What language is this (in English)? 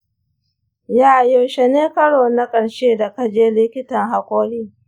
Hausa